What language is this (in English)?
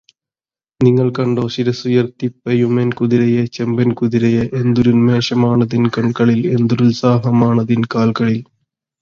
Malayalam